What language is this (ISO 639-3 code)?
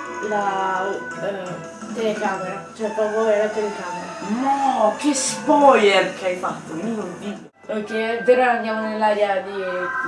ita